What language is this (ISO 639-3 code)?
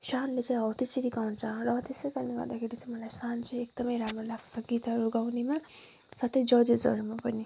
nep